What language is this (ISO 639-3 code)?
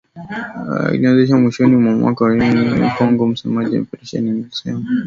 swa